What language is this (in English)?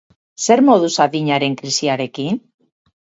Basque